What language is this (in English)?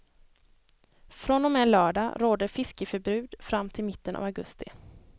Swedish